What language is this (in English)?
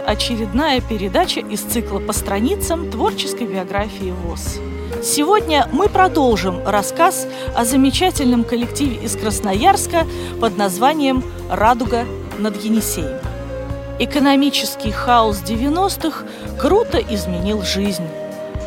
Russian